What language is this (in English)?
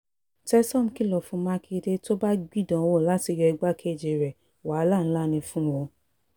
Yoruba